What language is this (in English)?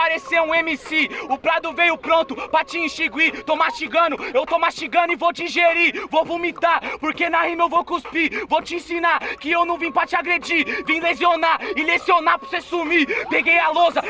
Portuguese